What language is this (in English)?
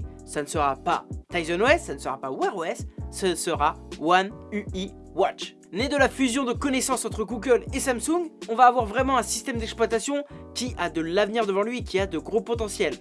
French